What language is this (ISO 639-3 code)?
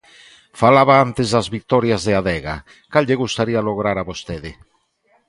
glg